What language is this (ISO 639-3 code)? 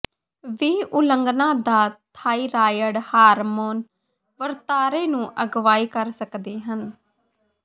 pan